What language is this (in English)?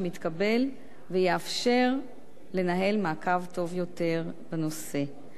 Hebrew